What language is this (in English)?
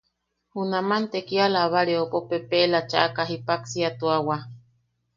Yaqui